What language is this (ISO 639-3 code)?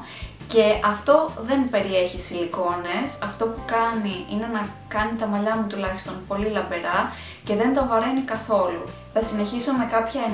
ell